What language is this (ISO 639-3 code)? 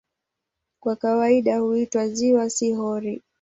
swa